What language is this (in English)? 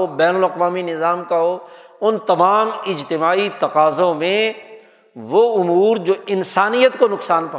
Urdu